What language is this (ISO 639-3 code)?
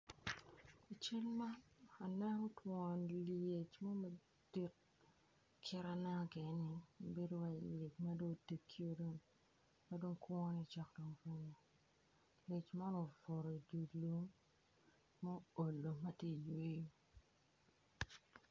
ach